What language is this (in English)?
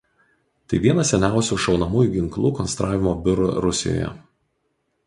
Lithuanian